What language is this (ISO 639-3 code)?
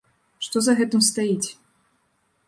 bel